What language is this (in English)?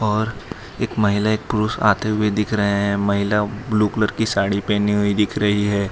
Hindi